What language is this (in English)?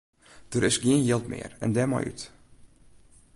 Western Frisian